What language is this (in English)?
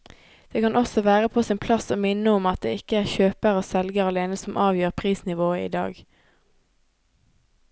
Norwegian